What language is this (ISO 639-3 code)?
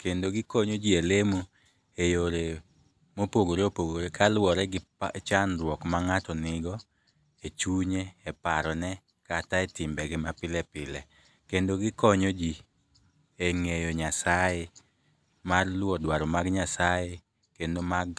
luo